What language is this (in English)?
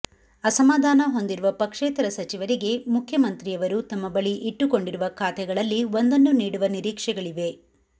Kannada